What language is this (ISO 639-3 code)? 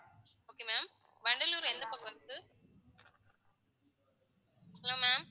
tam